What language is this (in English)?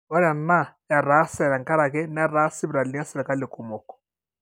Masai